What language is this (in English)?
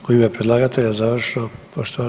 Croatian